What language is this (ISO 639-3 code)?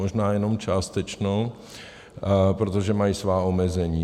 ces